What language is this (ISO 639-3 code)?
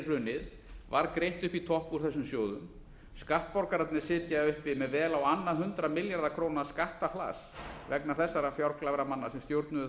isl